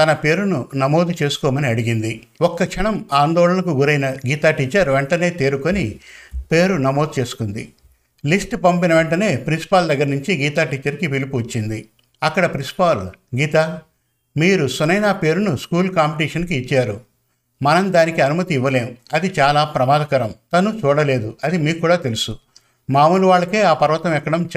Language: Telugu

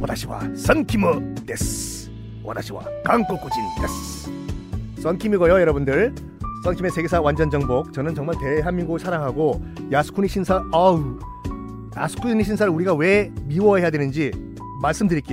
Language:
Korean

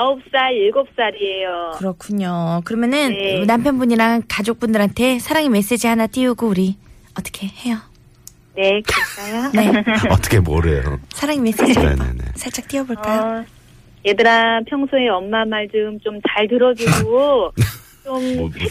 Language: Korean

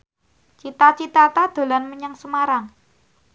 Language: Javanese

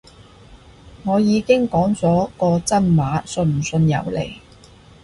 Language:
Cantonese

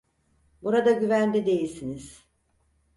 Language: Turkish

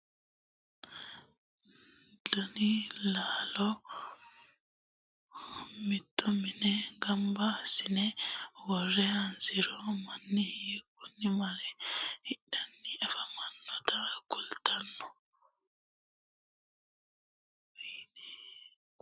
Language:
Sidamo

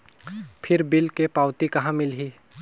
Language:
Chhattisgarhi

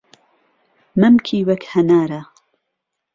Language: Central Kurdish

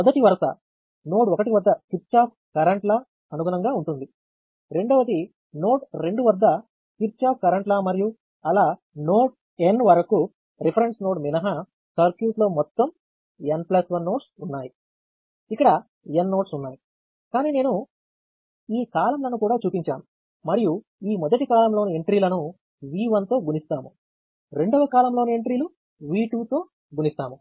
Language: Telugu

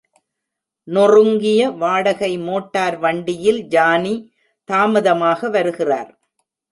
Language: Tamil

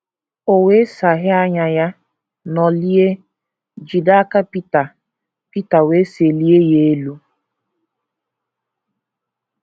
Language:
Igbo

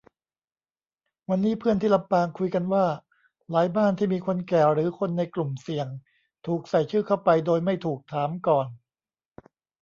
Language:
Thai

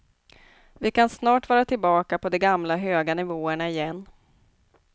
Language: Swedish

